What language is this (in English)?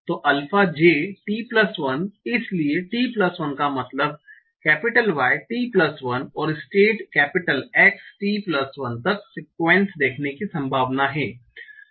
Hindi